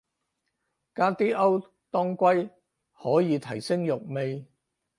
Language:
Cantonese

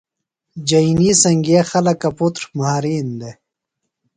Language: Phalura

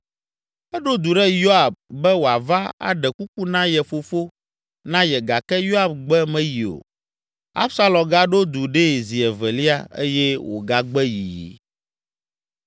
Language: Ewe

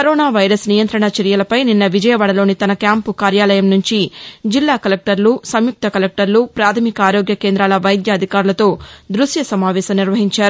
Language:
Telugu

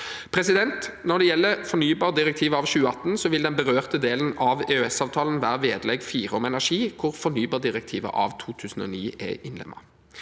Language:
Norwegian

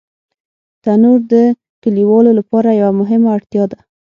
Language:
Pashto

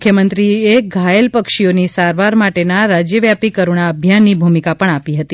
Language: Gujarati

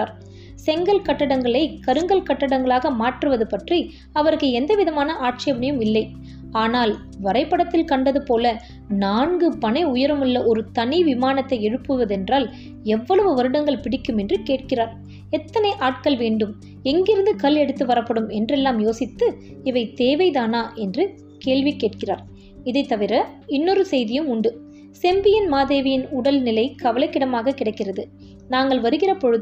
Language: Tamil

